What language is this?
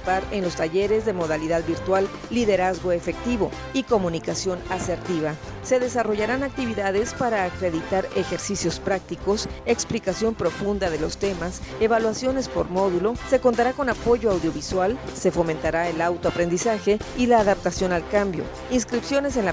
Spanish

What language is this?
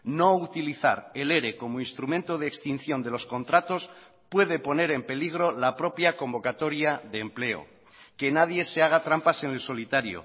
Spanish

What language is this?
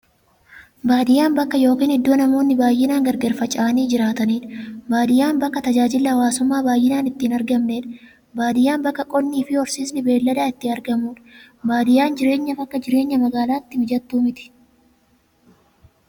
Oromo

